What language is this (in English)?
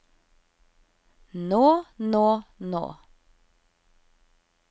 Norwegian